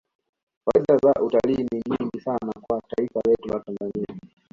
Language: Swahili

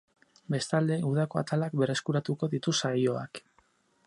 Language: Basque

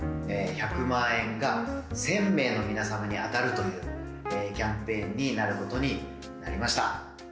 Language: Japanese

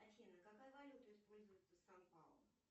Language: Russian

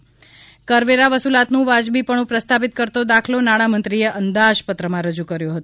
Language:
Gujarati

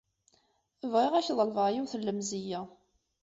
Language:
Kabyle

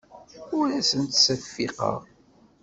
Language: Kabyle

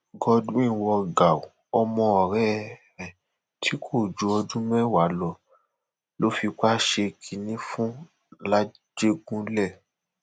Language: Yoruba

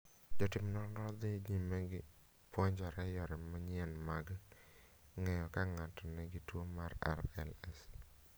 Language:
Luo (Kenya and Tanzania)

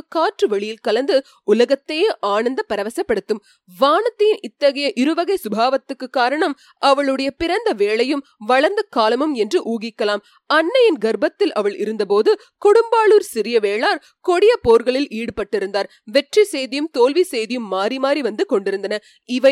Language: Tamil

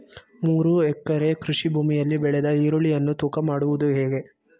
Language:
Kannada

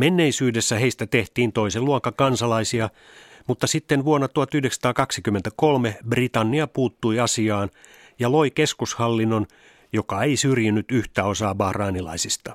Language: Finnish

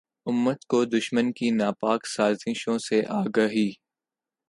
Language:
Urdu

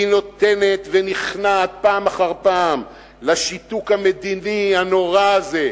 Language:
Hebrew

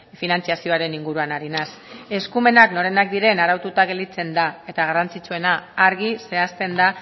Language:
Basque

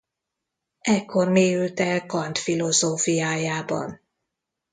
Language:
Hungarian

